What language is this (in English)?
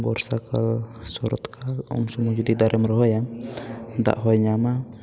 Santali